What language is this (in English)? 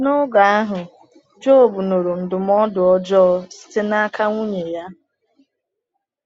Igbo